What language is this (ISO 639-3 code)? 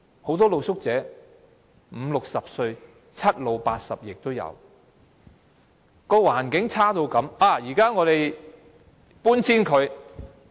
yue